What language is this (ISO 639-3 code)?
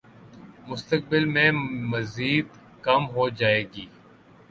urd